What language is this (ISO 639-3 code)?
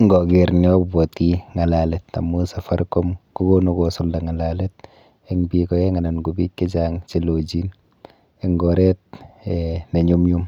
kln